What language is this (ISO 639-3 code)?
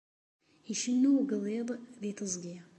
kab